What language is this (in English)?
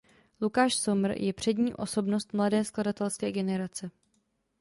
Czech